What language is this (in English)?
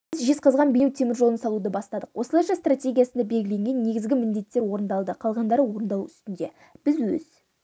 Kazakh